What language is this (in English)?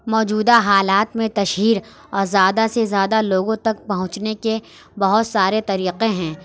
Urdu